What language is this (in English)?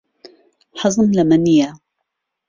Central Kurdish